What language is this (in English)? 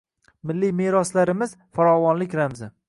Uzbek